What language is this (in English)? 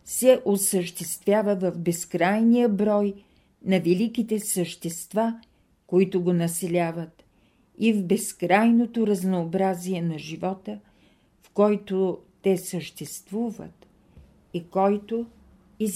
Bulgarian